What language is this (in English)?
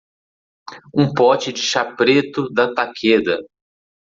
Portuguese